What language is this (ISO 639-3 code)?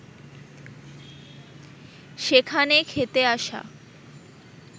ben